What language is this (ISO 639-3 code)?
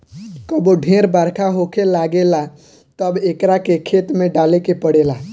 bho